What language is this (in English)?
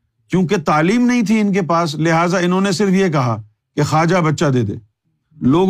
Urdu